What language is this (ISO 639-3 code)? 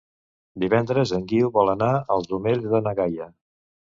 cat